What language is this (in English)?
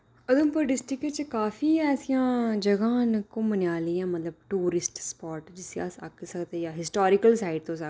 Dogri